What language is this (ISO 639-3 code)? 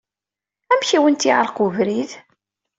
kab